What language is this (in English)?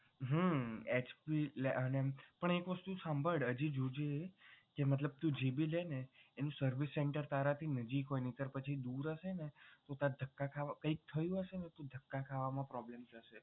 Gujarati